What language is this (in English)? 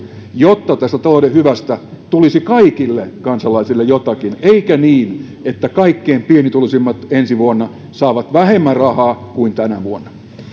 Finnish